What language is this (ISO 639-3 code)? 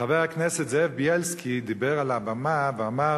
heb